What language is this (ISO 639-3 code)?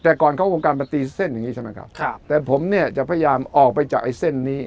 tha